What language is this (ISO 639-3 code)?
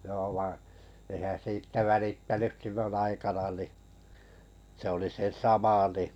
fin